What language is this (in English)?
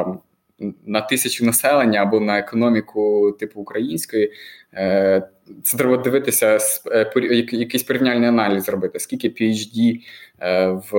Ukrainian